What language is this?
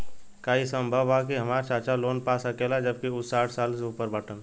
Bhojpuri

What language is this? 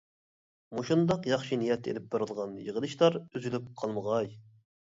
Uyghur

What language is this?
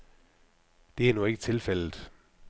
Danish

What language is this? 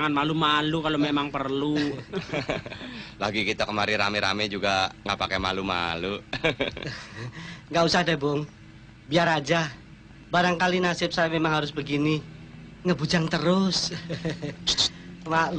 Indonesian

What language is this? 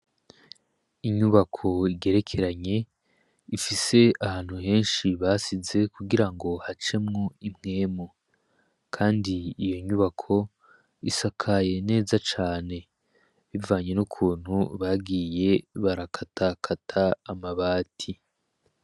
Rundi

